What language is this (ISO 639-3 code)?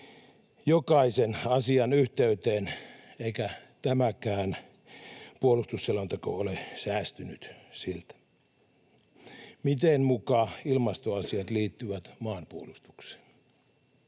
fin